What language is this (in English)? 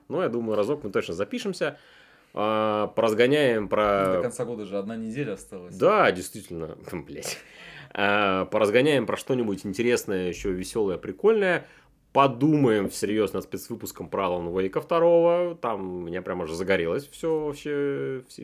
Russian